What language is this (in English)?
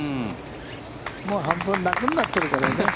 Japanese